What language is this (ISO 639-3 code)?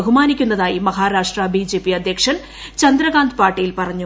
mal